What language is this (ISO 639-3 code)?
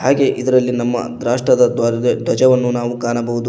kan